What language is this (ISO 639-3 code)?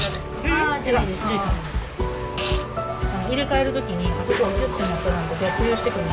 jpn